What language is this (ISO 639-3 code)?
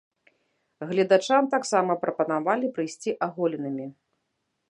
bel